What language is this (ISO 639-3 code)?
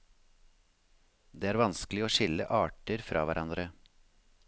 nor